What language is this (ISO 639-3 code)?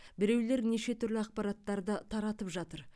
kaz